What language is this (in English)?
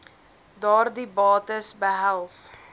Afrikaans